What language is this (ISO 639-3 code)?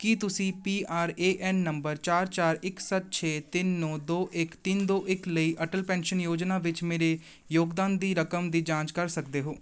pan